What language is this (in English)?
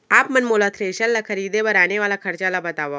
Chhattisgarhi